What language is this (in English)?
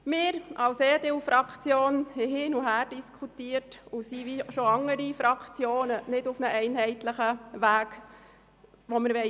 Swiss German